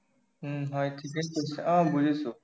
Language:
Assamese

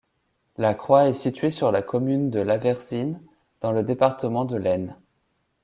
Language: French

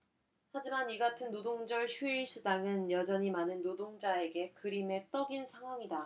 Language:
Korean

